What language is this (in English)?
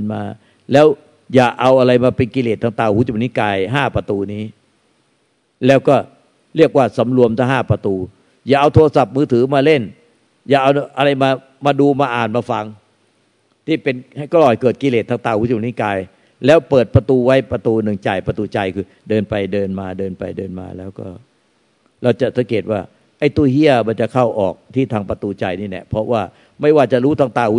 Thai